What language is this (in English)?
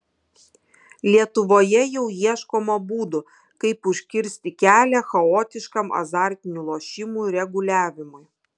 Lithuanian